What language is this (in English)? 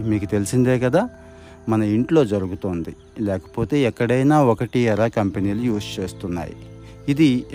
Telugu